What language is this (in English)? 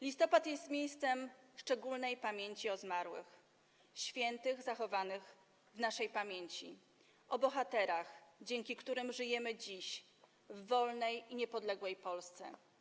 Polish